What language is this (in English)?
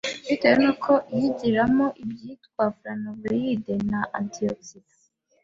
Kinyarwanda